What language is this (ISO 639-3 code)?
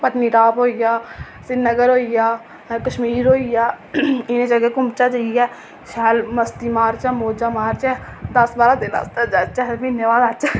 doi